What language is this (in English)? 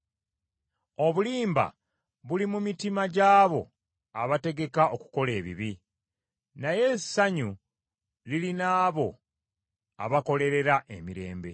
Ganda